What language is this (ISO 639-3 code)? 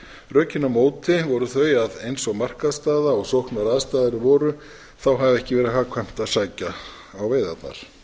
isl